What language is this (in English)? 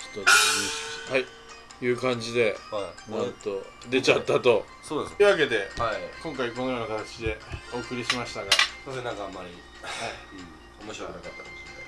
Japanese